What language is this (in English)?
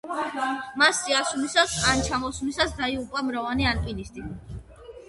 Georgian